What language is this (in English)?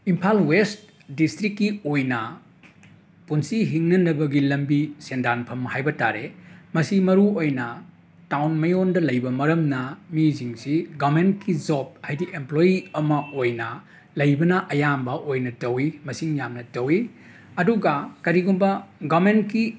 Manipuri